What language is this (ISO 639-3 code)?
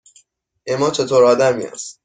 fas